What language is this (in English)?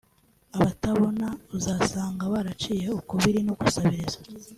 Kinyarwanda